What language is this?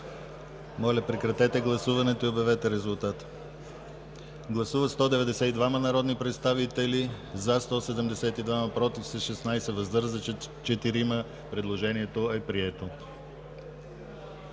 Bulgarian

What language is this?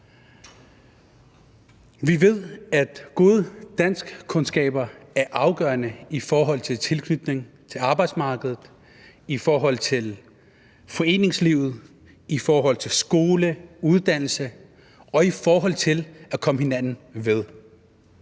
Danish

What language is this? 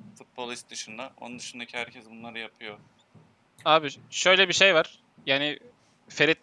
Turkish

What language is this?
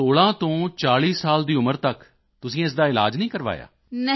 Punjabi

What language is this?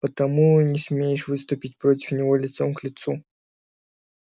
Russian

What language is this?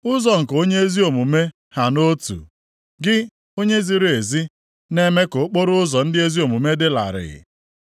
Igbo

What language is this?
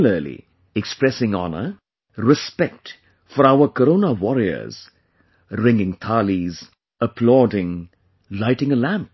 English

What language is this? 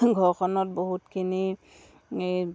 Assamese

